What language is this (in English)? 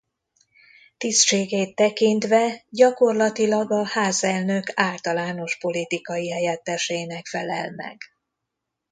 Hungarian